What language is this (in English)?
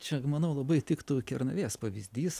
Lithuanian